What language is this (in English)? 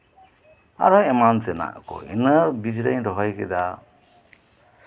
Santali